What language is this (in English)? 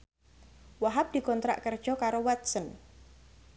Javanese